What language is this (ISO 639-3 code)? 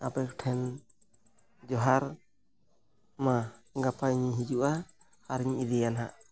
sat